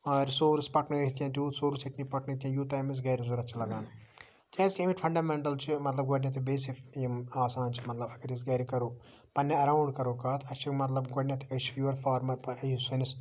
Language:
Kashmiri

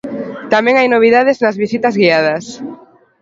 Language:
Galician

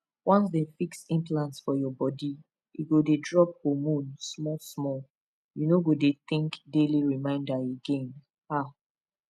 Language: Nigerian Pidgin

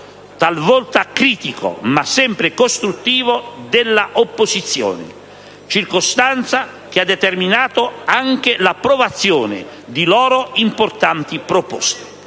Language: Italian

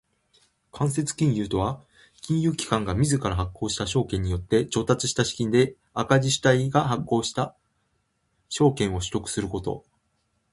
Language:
Japanese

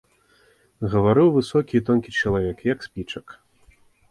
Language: Belarusian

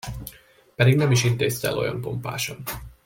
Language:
Hungarian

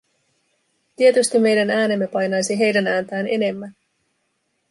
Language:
Finnish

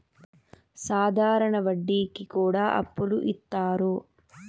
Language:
Telugu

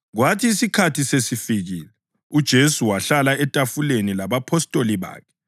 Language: North Ndebele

